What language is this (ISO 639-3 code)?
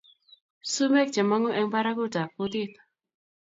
kln